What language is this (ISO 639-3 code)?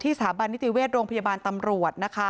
tha